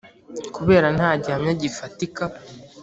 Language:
Kinyarwanda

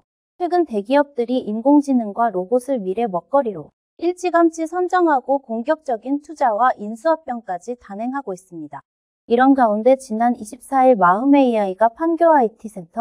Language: Korean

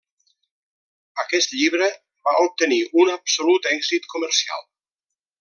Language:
Catalan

